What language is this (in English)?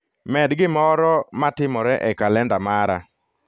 Luo (Kenya and Tanzania)